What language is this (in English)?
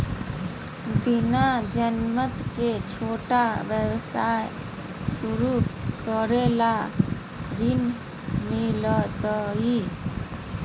Magahi